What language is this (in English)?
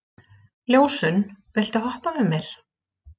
Icelandic